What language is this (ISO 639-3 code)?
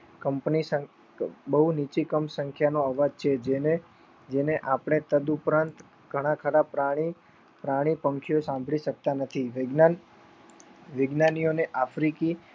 guj